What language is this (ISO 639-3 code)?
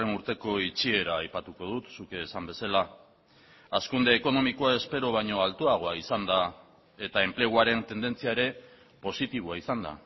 eus